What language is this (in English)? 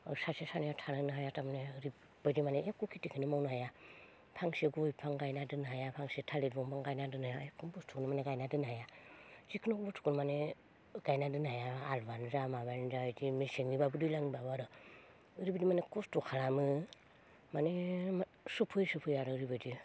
Bodo